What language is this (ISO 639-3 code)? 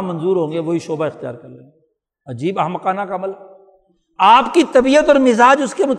urd